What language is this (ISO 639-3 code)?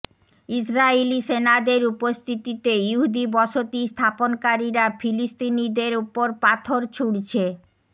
ben